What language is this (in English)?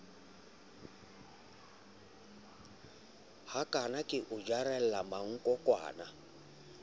Southern Sotho